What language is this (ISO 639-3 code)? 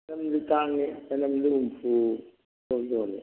mni